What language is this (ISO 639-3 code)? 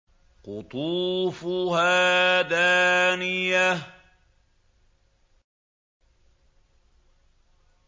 ara